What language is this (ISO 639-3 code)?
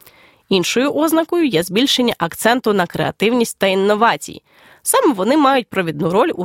ukr